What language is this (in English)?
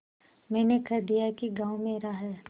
Hindi